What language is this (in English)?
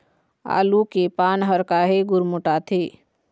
Chhattisgarhi